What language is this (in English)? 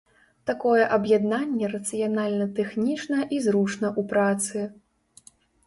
Belarusian